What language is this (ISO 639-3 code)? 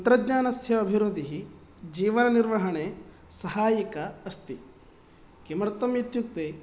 san